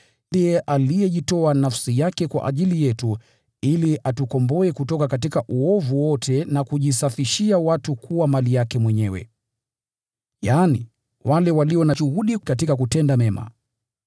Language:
Swahili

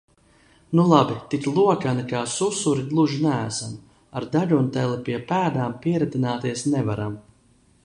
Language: Latvian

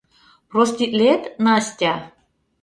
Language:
Mari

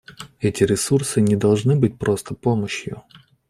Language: Russian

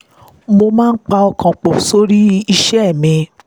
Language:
Yoruba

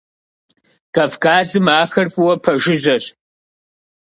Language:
Kabardian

